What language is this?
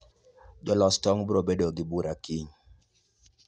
Luo (Kenya and Tanzania)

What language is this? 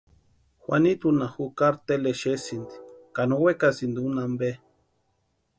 Western Highland Purepecha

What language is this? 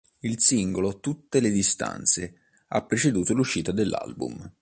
Italian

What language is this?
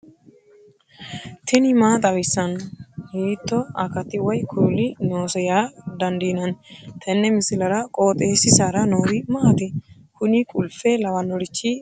Sidamo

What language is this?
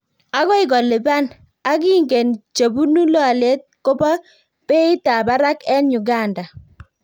Kalenjin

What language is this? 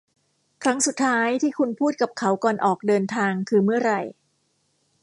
Thai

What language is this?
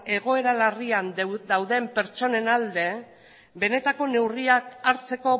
Basque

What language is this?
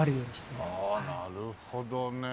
Japanese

